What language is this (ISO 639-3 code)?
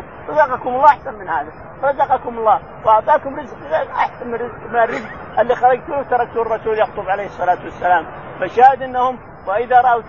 ara